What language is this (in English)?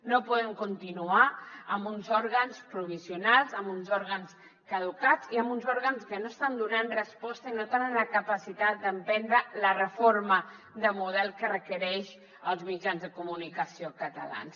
Catalan